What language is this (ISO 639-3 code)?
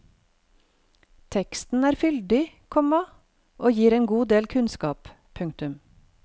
nor